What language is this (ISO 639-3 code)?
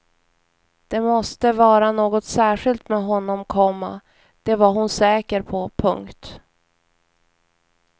swe